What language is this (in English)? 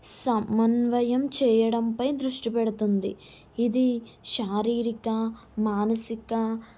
Telugu